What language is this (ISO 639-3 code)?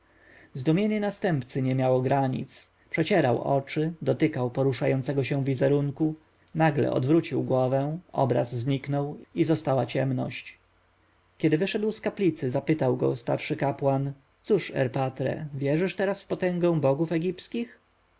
pol